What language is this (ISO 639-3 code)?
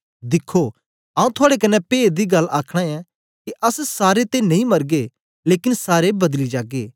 doi